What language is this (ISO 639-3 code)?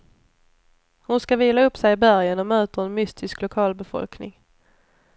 swe